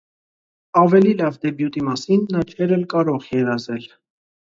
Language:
Armenian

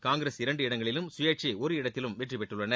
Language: Tamil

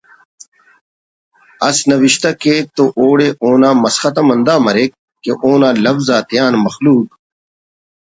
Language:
Brahui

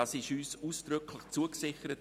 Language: Swiss German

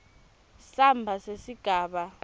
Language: Swati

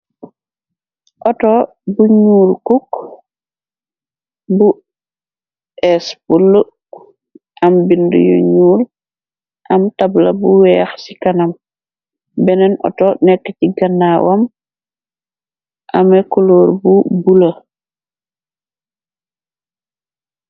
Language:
Wolof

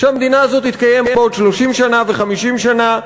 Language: Hebrew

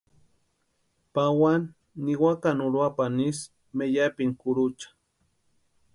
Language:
Western Highland Purepecha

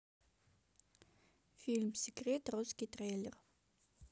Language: Russian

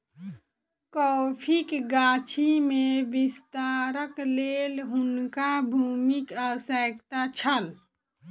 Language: Maithili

